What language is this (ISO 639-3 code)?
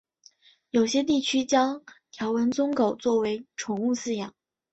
zho